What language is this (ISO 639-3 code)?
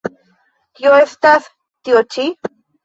epo